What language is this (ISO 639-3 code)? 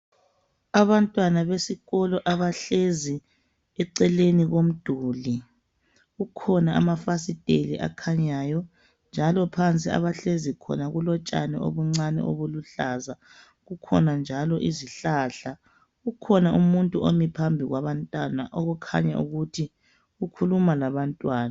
nde